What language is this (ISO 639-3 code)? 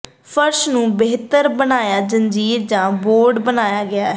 pan